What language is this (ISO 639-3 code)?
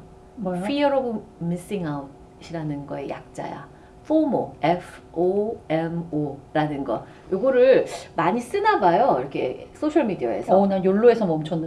kor